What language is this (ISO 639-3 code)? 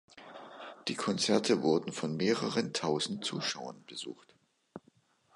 deu